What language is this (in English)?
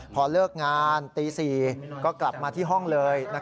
Thai